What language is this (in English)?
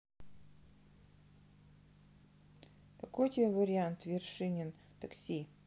Russian